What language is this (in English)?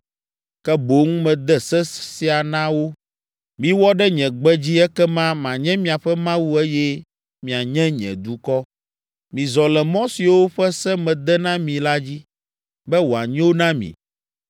Ewe